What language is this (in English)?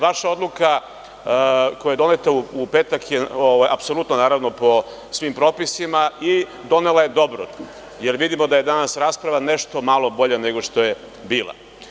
Serbian